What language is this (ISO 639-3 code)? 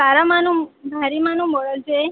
guj